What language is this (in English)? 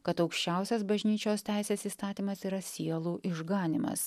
Lithuanian